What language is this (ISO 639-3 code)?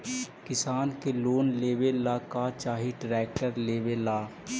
mag